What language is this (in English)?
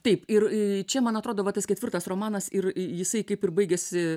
Lithuanian